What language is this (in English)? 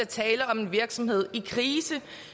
Danish